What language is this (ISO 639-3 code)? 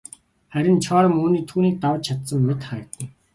mon